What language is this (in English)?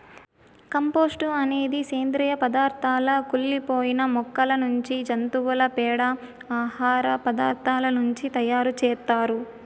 Telugu